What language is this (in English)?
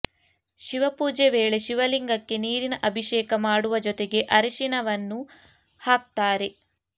Kannada